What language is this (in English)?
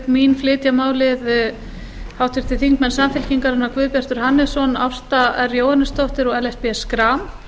Icelandic